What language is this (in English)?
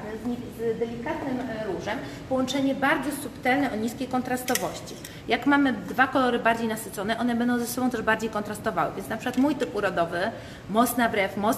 Polish